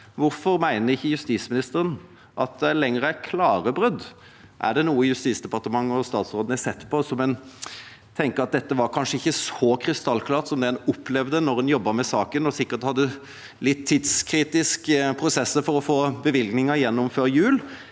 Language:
Norwegian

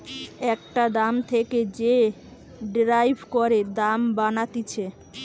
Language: Bangla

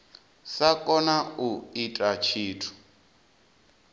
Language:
Venda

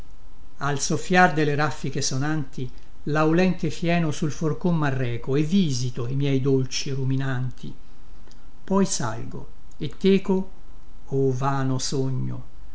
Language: Italian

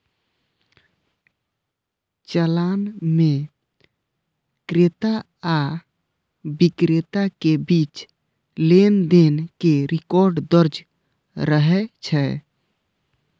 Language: Maithili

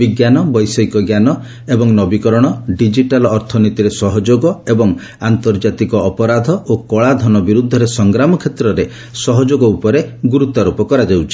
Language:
Odia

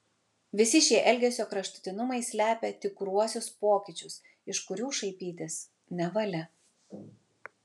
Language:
Lithuanian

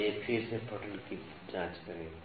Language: Hindi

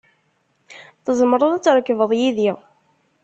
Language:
Kabyle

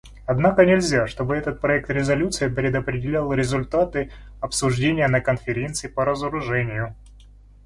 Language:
Russian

